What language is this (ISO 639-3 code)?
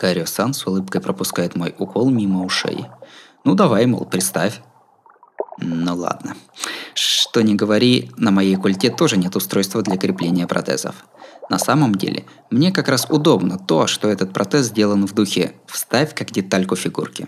rus